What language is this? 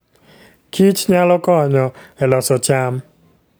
Luo (Kenya and Tanzania)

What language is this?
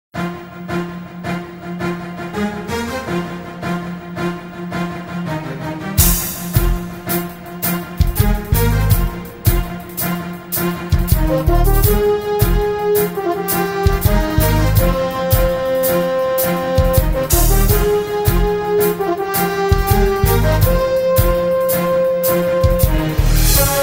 Dutch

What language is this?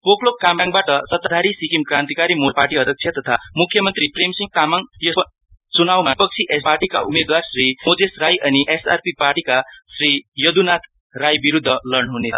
Nepali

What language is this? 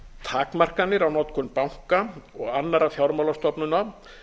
Icelandic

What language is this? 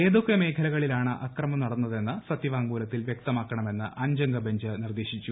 Malayalam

